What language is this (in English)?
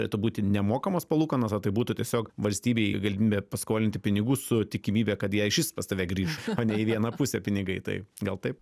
Lithuanian